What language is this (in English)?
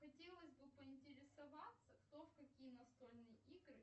Russian